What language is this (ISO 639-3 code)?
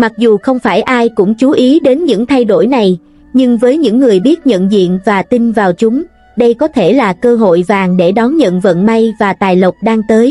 vie